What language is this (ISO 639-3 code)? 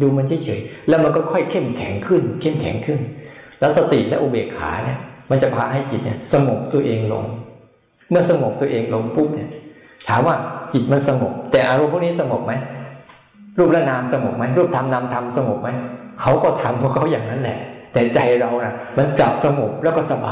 tha